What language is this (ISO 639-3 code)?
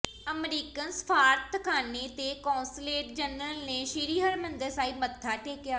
pan